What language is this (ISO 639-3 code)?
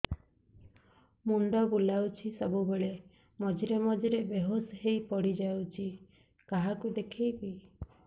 ori